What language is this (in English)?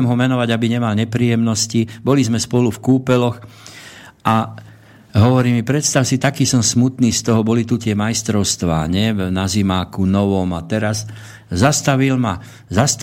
Slovak